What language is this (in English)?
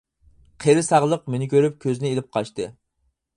Uyghur